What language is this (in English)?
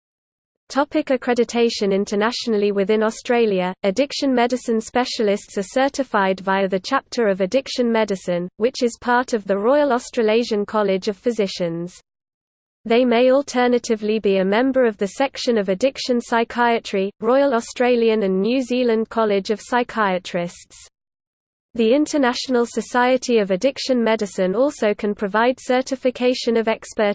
English